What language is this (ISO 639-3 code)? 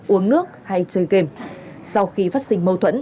vie